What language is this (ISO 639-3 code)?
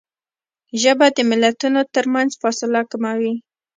pus